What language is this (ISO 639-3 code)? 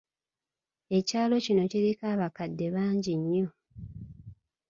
lug